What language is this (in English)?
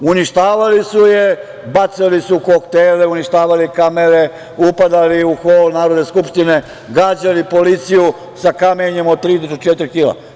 Serbian